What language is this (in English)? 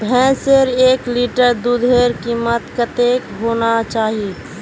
Magahi